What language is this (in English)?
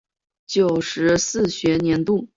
Chinese